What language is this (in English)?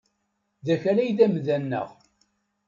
Kabyle